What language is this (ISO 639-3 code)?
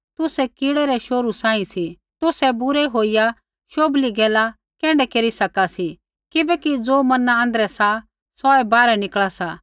kfx